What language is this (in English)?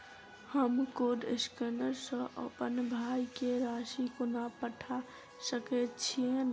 Maithili